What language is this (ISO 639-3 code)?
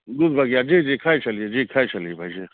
mai